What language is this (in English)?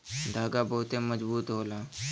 Bhojpuri